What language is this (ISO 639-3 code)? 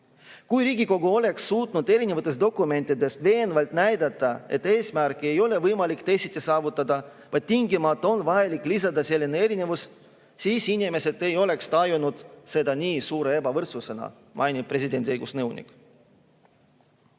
est